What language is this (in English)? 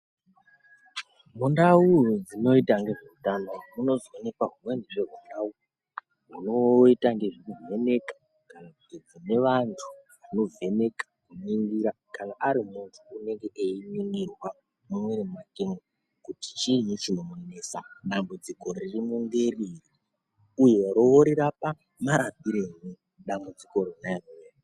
Ndau